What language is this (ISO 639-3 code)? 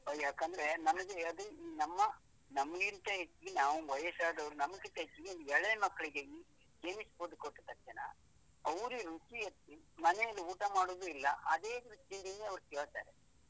kan